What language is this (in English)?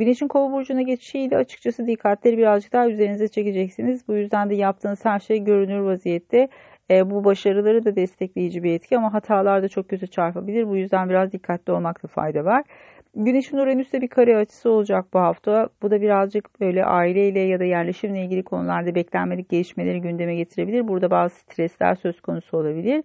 Turkish